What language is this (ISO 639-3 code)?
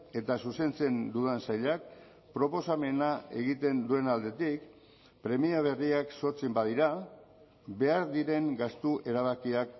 eus